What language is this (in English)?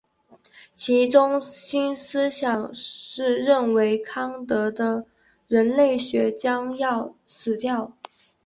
Chinese